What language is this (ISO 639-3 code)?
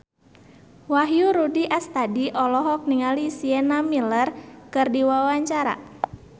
sun